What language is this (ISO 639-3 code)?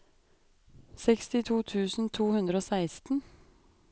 nor